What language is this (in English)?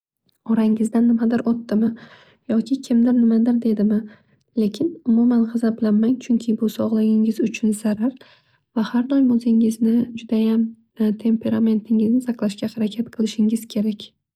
Uzbek